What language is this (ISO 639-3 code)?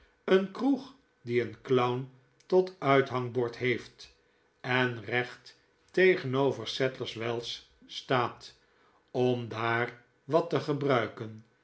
nld